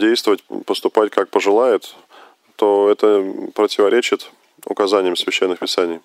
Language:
Russian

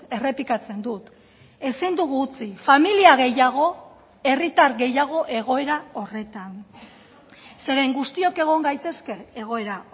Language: Basque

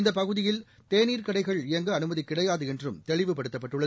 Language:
Tamil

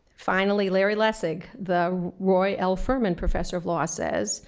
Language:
English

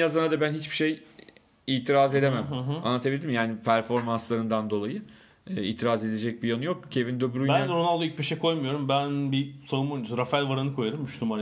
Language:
Turkish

